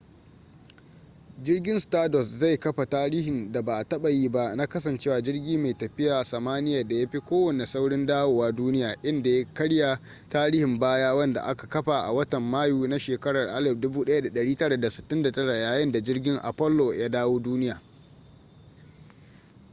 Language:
Hausa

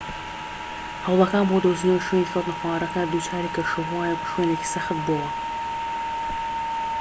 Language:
Central Kurdish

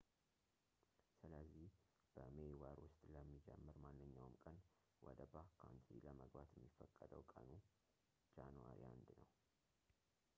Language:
Amharic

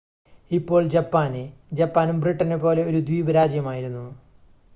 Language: Malayalam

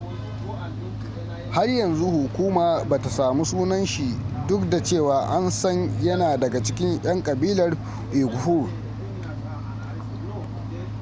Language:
Hausa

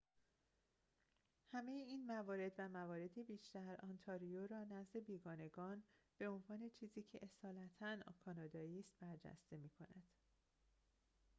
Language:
Persian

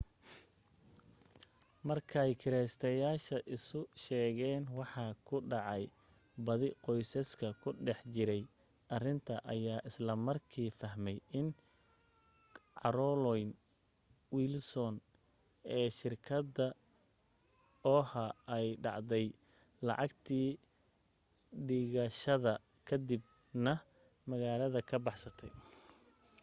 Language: Somali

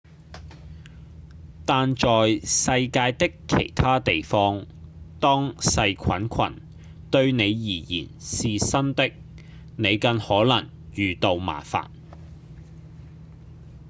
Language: Cantonese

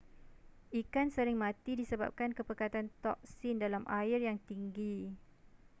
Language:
Malay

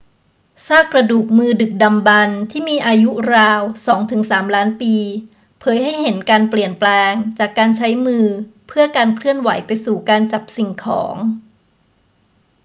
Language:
Thai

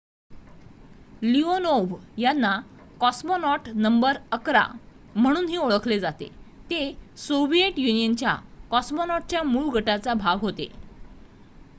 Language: Marathi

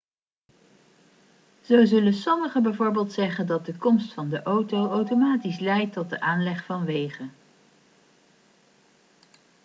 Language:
Dutch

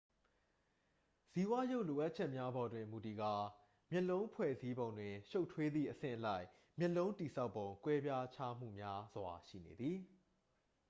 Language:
Burmese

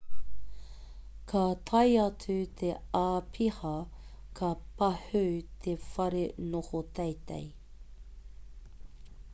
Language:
Māori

